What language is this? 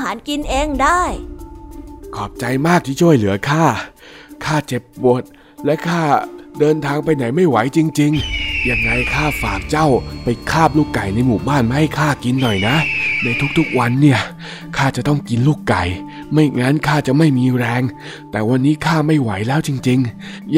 Thai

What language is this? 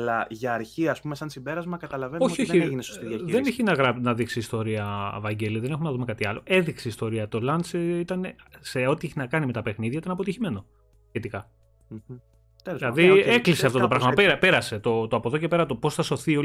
Greek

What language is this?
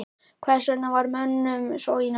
Icelandic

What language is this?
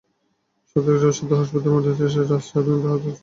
Bangla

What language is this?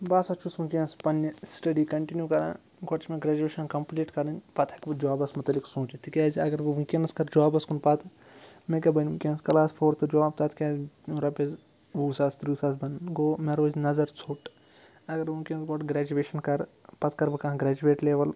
Kashmiri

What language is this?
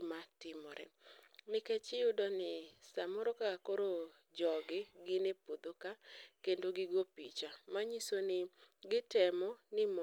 Luo (Kenya and Tanzania)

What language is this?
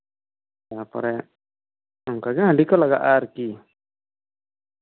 Santali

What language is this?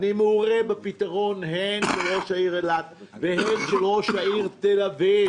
Hebrew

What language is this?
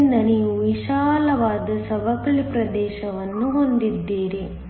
Kannada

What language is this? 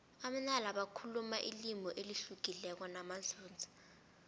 South Ndebele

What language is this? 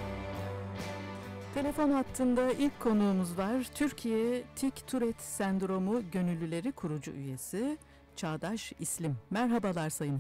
Turkish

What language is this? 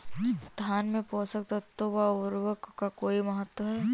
Hindi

